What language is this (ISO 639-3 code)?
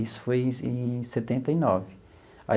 por